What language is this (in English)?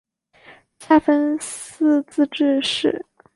Chinese